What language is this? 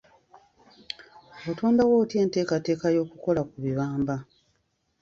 Ganda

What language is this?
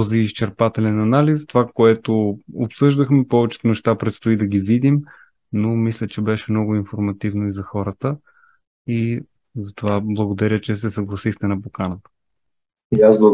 Bulgarian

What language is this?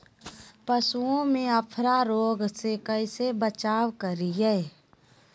Magahi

